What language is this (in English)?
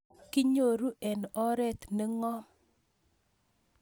Kalenjin